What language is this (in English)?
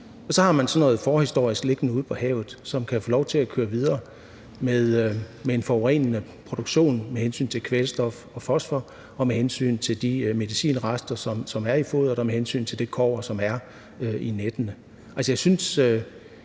Danish